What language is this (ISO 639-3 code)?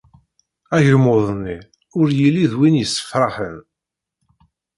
kab